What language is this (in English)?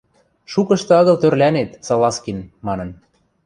Western Mari